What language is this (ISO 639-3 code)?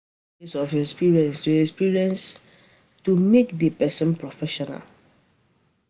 pcm